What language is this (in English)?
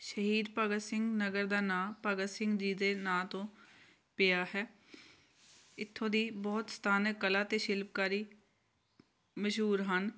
Punjabi